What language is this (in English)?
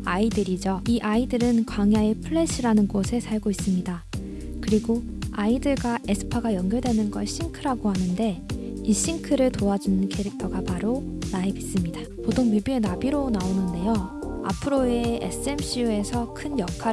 Korean